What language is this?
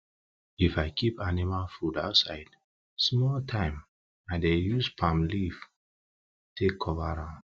Nigerian Pidgin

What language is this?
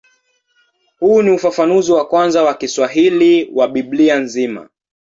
Swahili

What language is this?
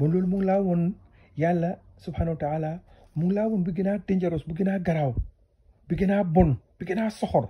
Arabic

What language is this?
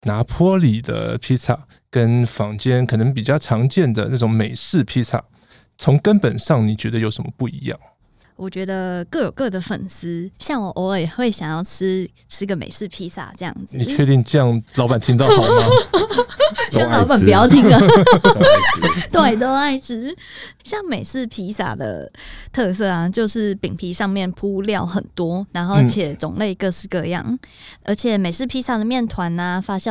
Chinese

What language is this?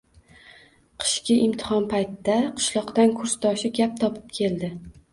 Uzbek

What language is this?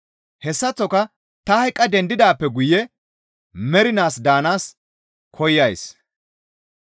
Gamo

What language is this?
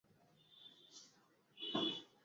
Bangla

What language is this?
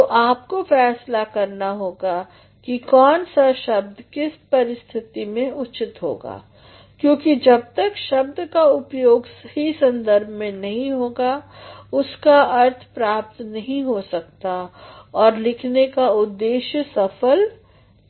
Hindi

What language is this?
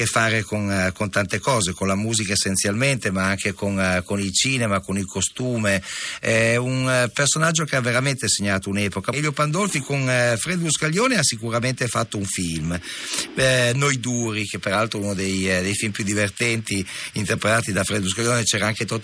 Italian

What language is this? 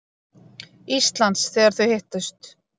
Icelandic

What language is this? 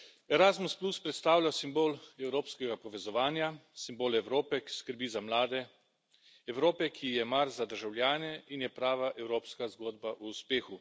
Slovenian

